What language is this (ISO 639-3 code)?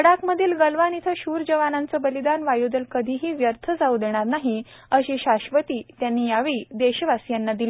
mar